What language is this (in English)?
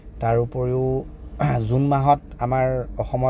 Assamese